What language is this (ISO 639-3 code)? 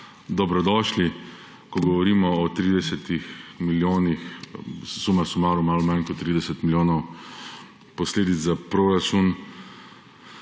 slv